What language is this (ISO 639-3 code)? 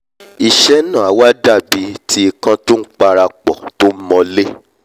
yor